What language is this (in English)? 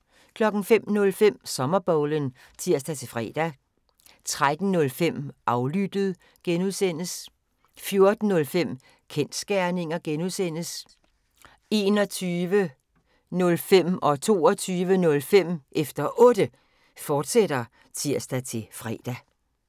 Danish